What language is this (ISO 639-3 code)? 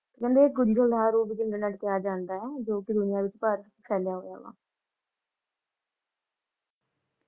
pan